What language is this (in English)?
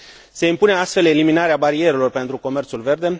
Romanian